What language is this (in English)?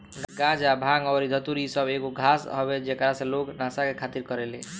Bhojpuri